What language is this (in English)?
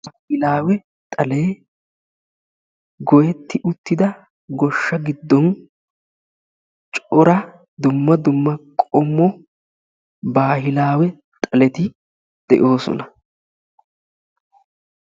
Wolaytta